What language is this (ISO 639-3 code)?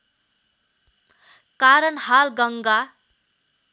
nep